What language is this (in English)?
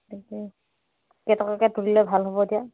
Assamese